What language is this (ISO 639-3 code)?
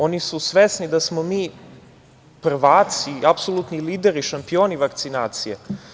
srp